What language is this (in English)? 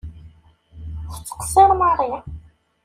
Kabyle